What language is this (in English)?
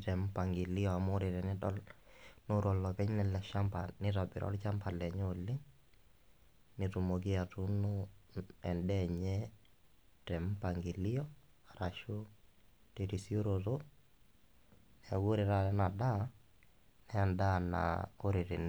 Masai